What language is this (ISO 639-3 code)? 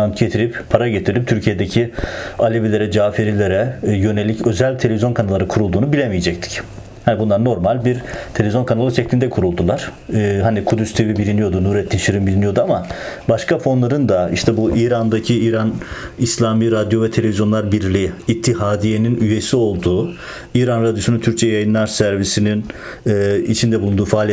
tur